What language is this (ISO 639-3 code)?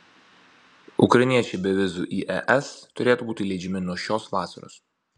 lit